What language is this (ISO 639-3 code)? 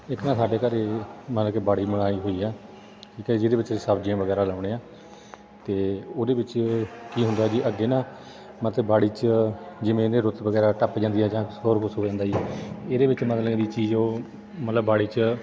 pan